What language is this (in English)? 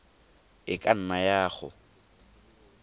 Tswana